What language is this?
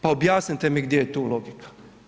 Croatian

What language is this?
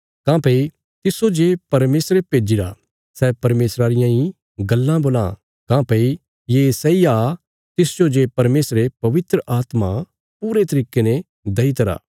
Bilaspuri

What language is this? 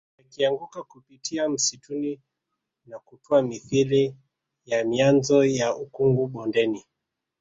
Swahili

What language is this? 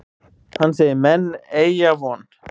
Icelandic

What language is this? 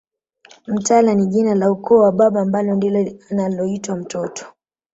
Swahili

